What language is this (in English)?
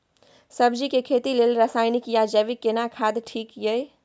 Maithili